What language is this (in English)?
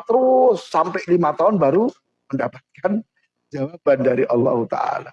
Indonesian